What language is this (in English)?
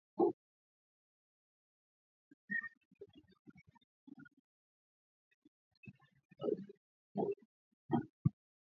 Swahili